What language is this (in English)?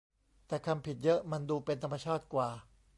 Thai